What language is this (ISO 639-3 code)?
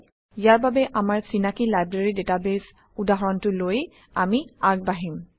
asm